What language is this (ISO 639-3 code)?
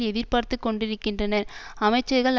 tam